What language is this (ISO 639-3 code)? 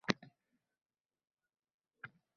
uzb